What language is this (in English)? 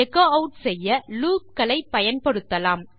Tamil